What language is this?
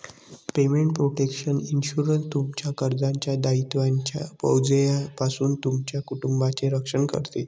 Marathi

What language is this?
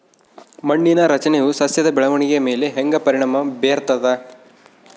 Kannada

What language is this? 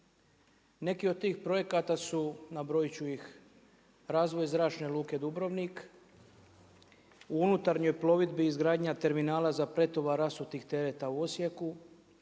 Croatian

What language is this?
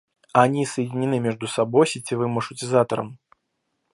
Russian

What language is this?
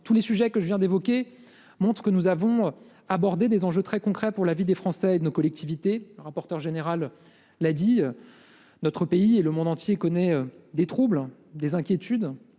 French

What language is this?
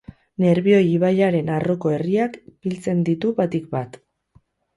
Basque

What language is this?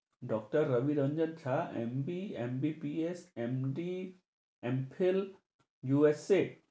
Bangla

